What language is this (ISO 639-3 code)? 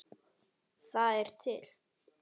isl